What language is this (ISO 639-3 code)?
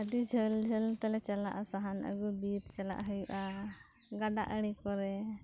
sat